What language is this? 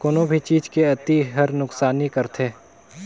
Chhattisgarhi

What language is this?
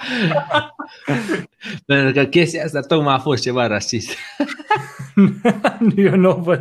Romanian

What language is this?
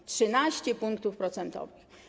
Polish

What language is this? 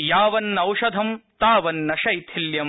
Sanskrit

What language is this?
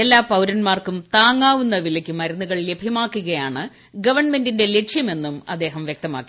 Malayalam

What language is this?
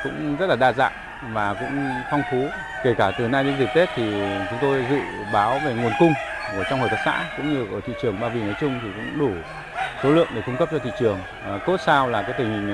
Vietnamese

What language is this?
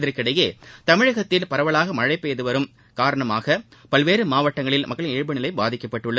Tamil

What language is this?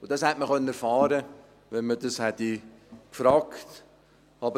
Swiss German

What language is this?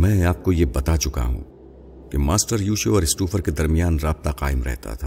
Urdu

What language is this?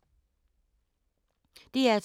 Danish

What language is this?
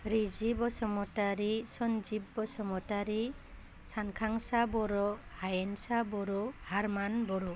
Bodo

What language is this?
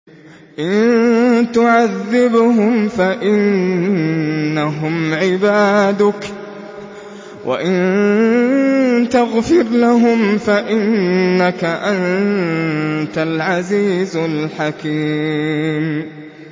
Arabic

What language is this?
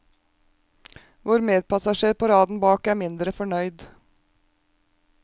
Norwegian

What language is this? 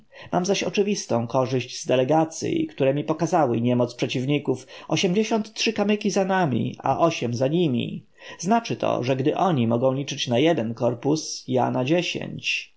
Polish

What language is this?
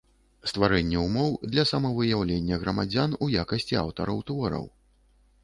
Belarusian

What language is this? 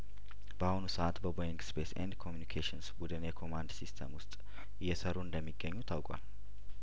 Amharic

